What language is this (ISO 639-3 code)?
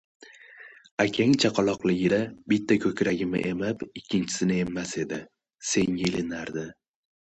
uzb